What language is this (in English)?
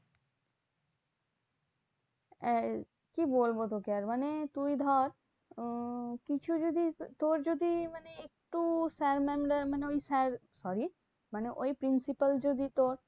Bangla